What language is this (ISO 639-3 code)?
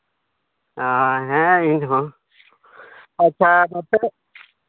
sat